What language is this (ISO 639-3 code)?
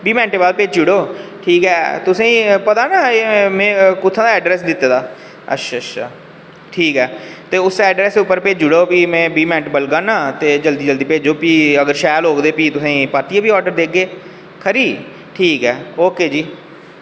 doi